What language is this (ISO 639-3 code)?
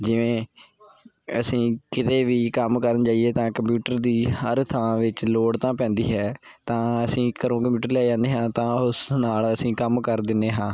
pan